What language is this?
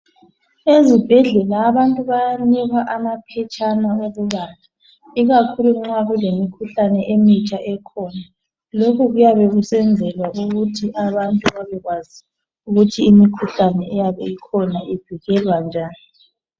North Ndebele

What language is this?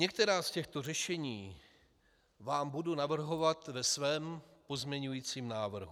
Czech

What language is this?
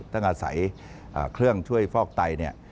Thai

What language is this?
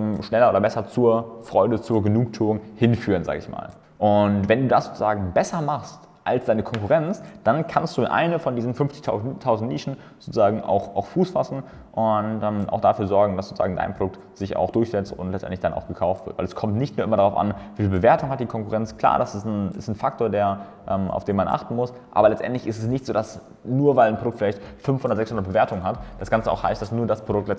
German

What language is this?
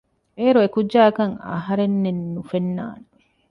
Divehi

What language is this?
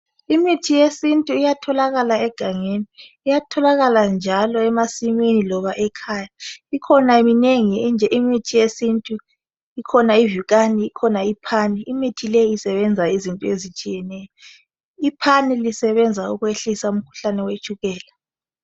North Ndebele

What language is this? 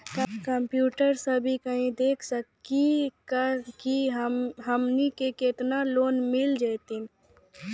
Maithili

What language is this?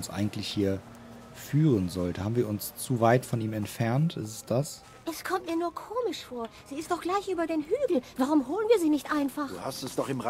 German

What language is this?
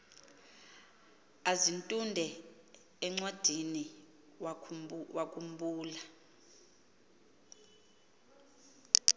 Xhosa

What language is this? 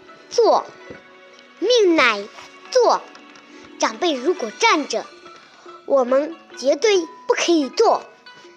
Chinese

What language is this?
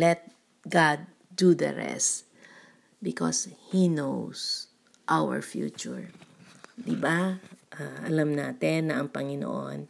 Filipino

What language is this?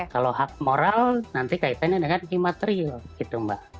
Indonesian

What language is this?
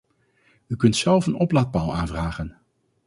Dutch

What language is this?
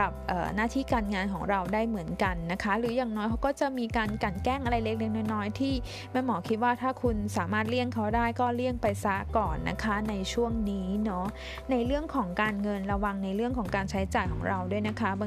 Thai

